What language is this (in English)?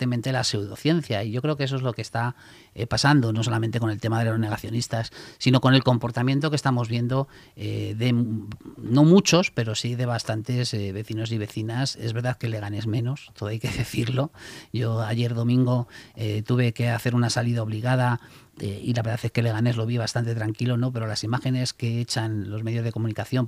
Spanish